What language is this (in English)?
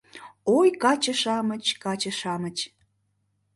Mari